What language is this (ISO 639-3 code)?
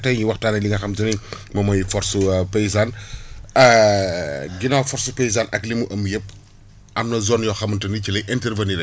wol